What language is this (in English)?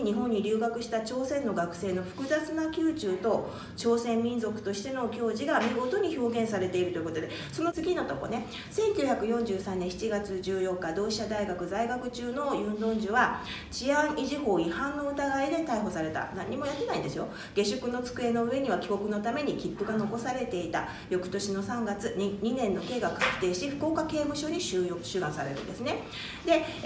Japanese